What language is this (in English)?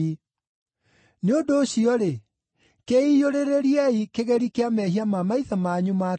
Kikuyu